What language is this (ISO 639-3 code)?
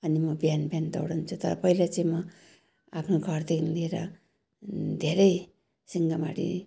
nep